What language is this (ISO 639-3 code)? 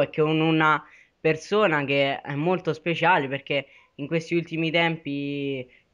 ita